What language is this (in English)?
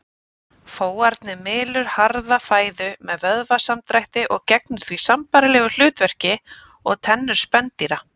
Icelandic